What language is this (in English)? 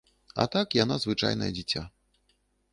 Belarusian